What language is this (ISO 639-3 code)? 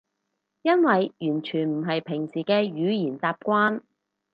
yue